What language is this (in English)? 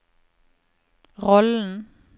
Norwegian